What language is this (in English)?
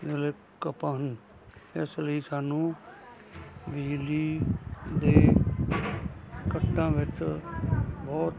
Punjabi